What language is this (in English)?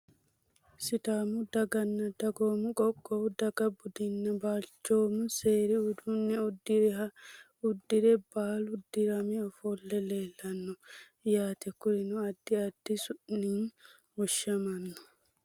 Sidamo